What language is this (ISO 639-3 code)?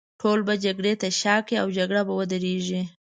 pus